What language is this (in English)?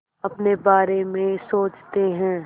Hindi